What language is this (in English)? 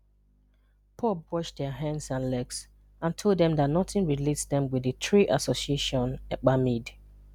Igbo